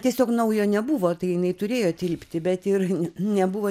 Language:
Lithuanian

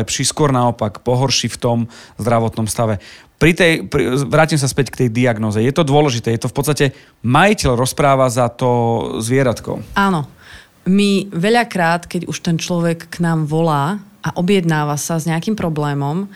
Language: Slovak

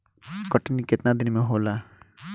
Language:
Bhojpuri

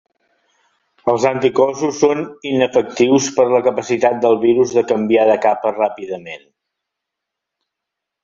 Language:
Catalan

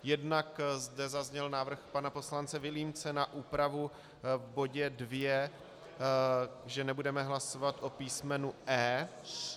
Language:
Czech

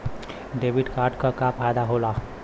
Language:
Bhojpuri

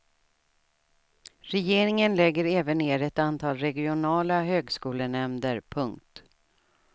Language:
Swedish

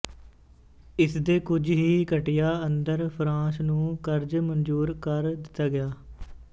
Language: Punjabi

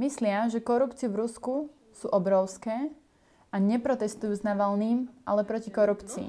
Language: Slovak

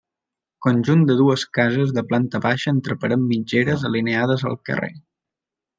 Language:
Catalan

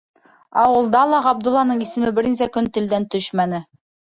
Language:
Bashkir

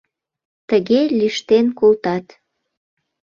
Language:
Mari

